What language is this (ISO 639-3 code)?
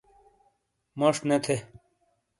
scl